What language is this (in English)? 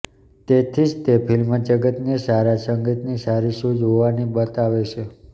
Gujarati